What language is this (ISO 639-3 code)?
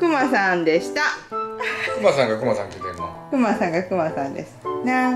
jpn